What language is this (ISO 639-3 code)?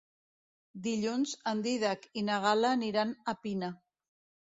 cat